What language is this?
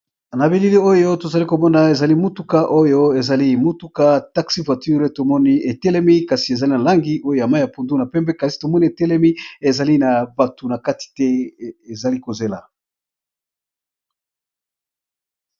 Lingala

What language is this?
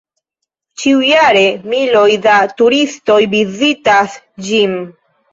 Esperanto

